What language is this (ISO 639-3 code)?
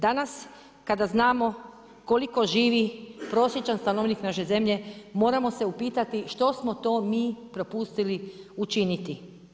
hrv